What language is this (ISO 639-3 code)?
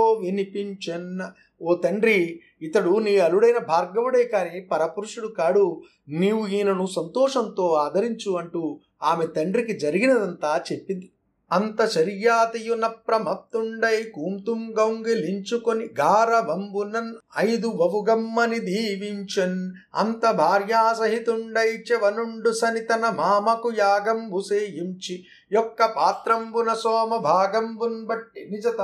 tel